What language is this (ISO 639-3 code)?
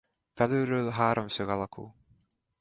hun